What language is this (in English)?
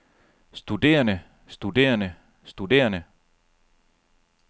Danish